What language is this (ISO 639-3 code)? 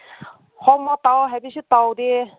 mni